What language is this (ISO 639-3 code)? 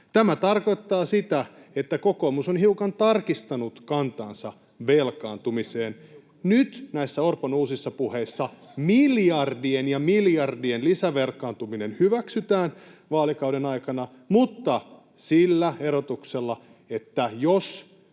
fin